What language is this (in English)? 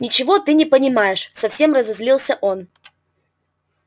Russian